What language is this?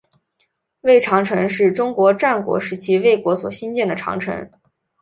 Chinese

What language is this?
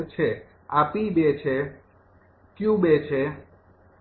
Gujarati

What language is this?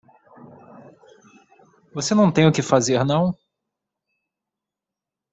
Portuguese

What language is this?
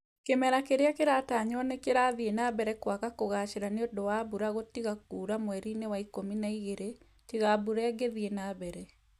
Kikuyu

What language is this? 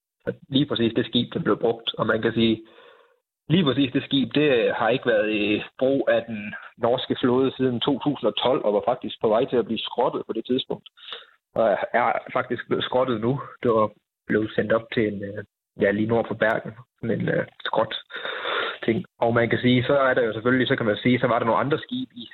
Danish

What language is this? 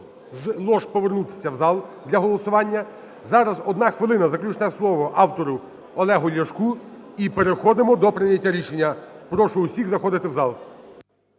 Ukrainian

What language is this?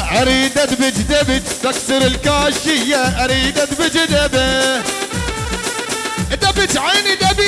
Arabic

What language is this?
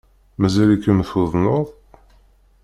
Kabyle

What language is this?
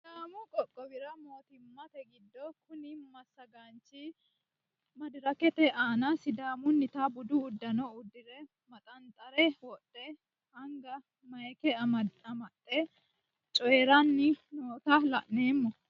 Sidamo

